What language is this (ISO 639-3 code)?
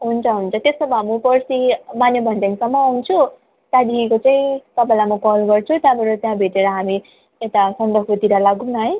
nep